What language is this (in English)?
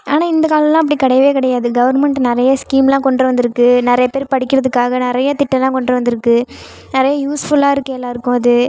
Tamil